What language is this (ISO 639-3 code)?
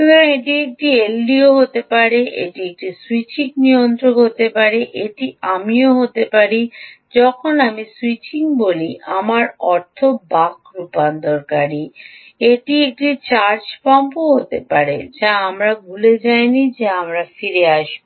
ben